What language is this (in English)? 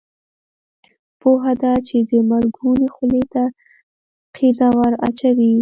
Pashto